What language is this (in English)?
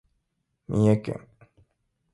Japanese